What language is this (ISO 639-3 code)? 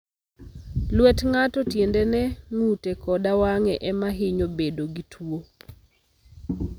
luo